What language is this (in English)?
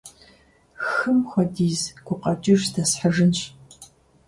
Kabardian